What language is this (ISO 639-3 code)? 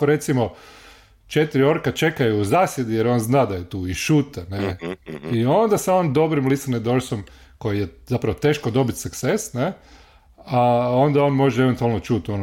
hrv